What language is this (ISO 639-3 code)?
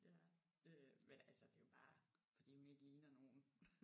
dan